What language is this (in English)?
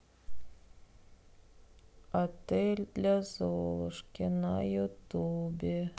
Russian